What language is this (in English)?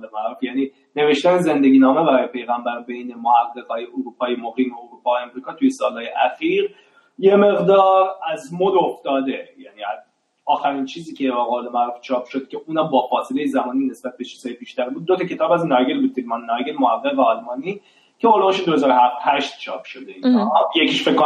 Persian